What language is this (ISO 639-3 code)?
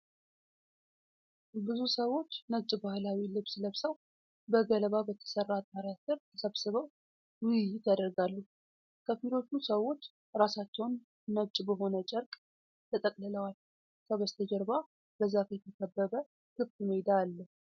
amh